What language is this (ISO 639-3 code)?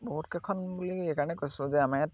asm